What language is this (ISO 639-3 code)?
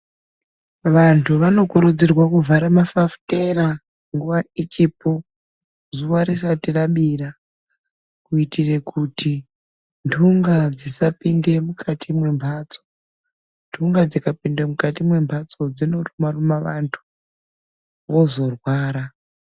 ndc